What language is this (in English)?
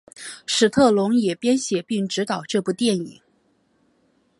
Chinese